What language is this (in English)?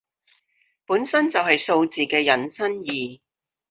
Cantonese